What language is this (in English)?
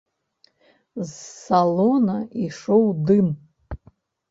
Belarusian